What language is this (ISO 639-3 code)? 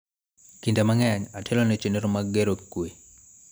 luo